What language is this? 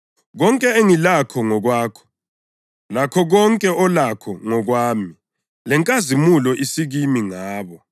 North Ndebele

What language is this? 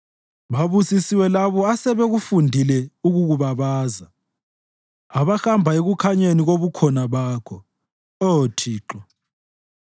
North Ndebele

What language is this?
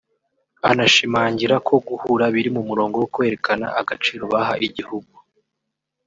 Kinyarwanda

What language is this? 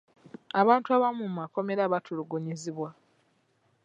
Ganda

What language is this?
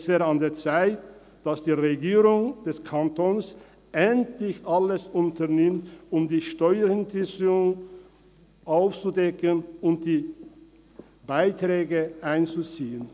Swiss German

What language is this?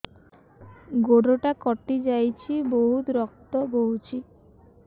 Odia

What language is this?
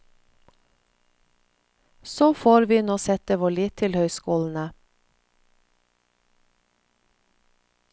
Norwegian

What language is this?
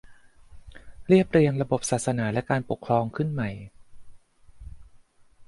Thai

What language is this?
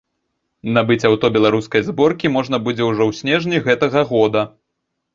Belarusian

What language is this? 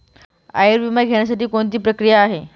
Marathi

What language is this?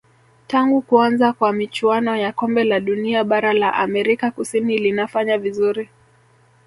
Swahili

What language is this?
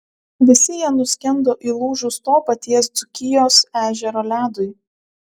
Lithuanian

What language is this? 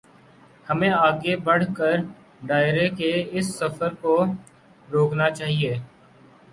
Urdu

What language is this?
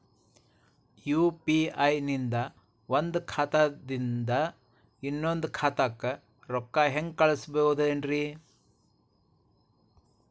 Kannada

